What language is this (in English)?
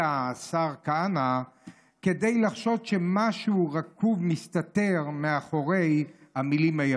Hebrew